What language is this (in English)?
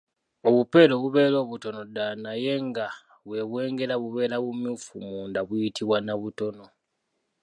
Ganda